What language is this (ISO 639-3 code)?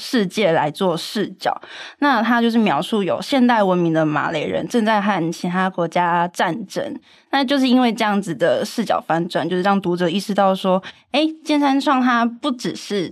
zho